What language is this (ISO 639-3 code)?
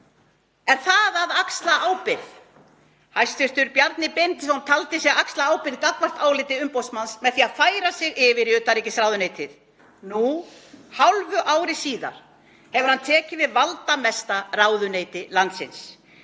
isl